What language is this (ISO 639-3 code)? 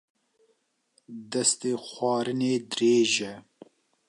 kur